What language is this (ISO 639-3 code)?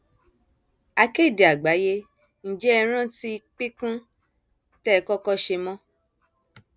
yor